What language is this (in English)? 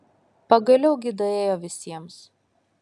Lithuanian